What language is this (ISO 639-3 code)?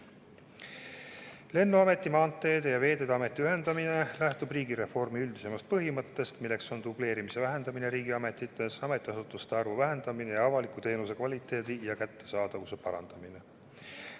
est